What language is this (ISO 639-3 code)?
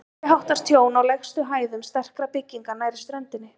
isl